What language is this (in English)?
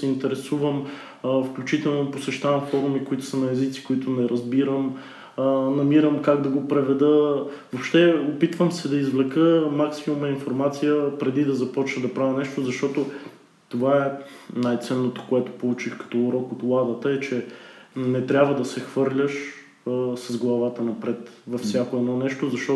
Bulgarian